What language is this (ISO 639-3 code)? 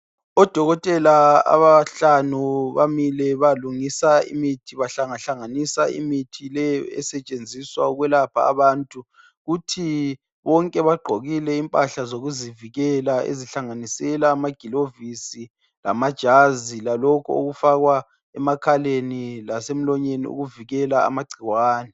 nde